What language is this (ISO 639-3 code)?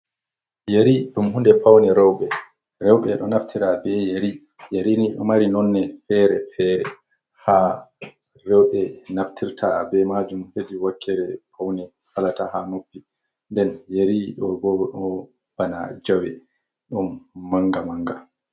ful